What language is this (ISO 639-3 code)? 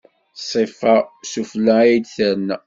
kab